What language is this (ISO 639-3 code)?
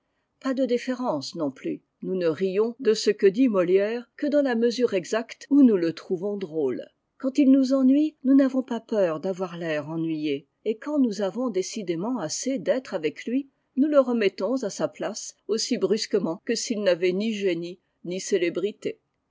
fra